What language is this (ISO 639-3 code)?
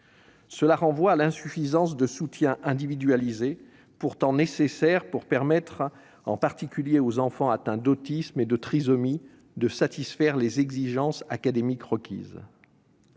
fra